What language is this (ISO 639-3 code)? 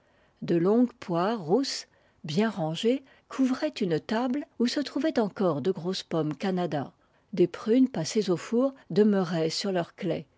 fra